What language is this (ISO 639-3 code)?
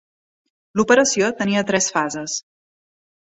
cat